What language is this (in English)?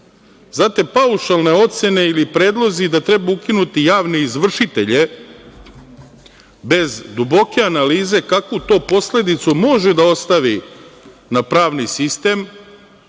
Serbian